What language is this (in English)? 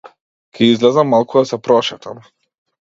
Macedonian